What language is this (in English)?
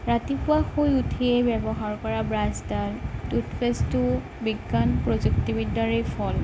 Assamese